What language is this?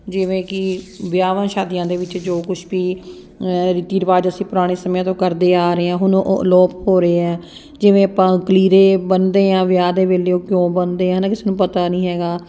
Punjabi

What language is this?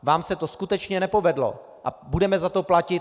Czech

